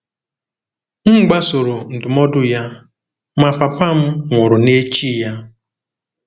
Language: Igbo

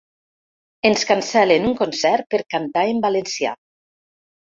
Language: Catalan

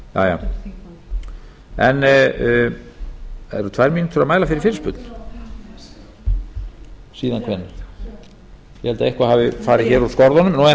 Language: Icelandic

